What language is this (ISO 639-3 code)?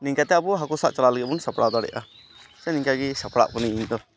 sat